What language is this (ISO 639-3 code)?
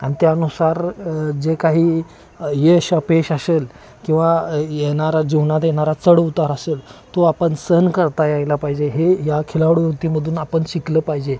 mar